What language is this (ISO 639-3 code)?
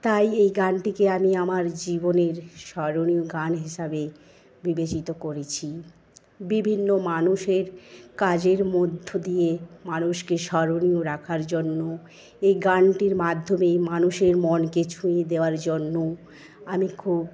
ben